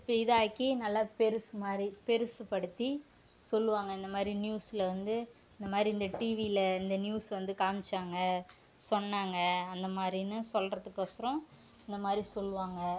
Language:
Tamil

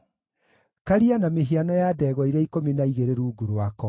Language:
Kikuyu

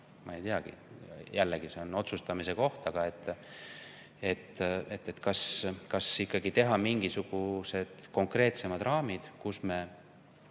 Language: Estonian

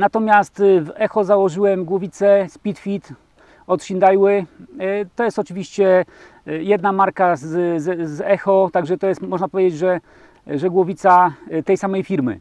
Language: Polish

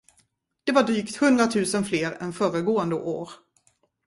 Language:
Swedish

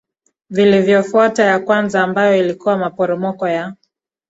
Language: Swahili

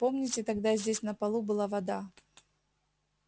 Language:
Russian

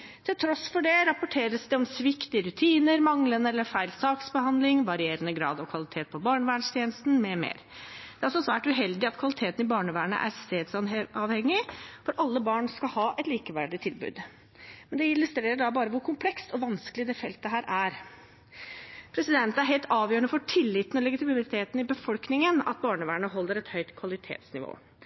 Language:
Norwegian Bokmål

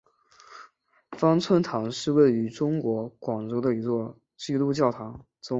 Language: Chinese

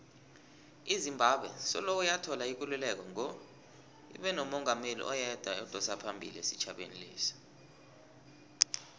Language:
South Ndebele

